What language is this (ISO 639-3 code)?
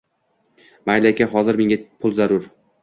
uzb